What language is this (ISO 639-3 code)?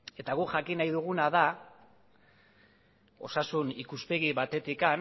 eus